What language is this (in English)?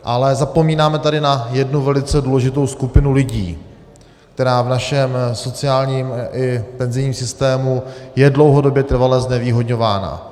Czech